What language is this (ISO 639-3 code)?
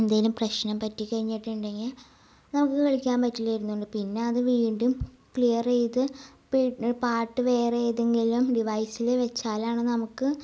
mal